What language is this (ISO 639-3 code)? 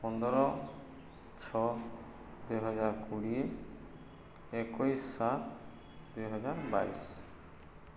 ori